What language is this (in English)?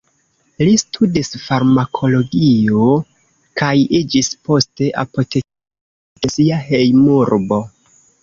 Esperanto